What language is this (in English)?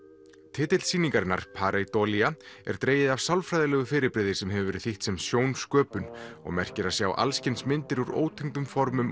Icelandic